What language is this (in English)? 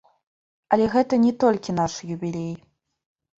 Belarusian